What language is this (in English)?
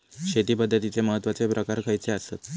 Marathi